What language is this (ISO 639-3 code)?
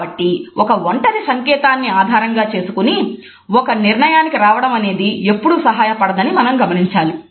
tel